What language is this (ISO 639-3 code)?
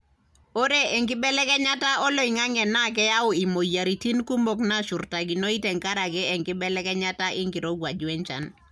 mas